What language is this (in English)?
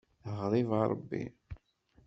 Kabyle